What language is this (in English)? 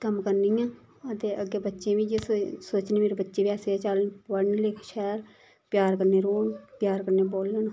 Dogri